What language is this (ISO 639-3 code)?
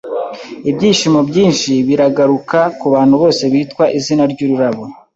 kin